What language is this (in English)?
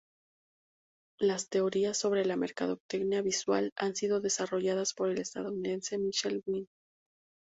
Spanish